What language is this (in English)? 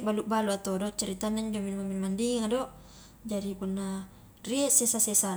Highland Konjo